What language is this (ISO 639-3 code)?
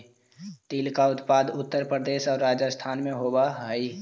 mag